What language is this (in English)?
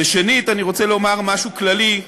Hebrew